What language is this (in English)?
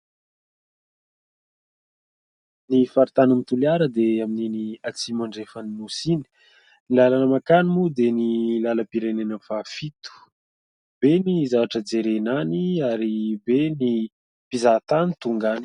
Malagasy